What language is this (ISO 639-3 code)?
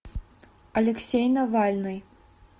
rus